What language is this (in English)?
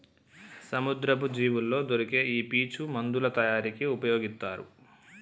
Telugu